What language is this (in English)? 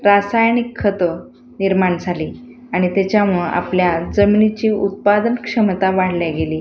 Marathi